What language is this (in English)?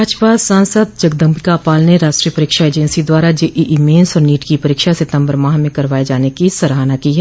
Hindi